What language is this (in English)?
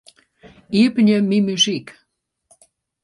Western Frisian